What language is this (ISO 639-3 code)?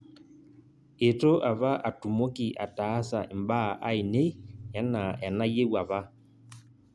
mas